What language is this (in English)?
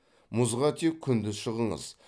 Kazakh